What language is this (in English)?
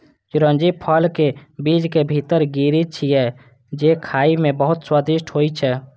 Maithili